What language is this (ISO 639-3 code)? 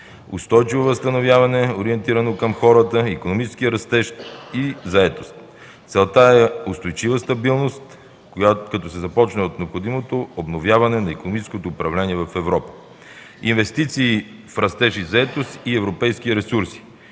bul